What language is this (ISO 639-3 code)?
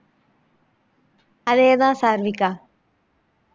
tam